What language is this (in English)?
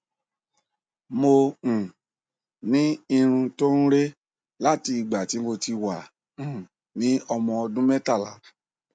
Yoruba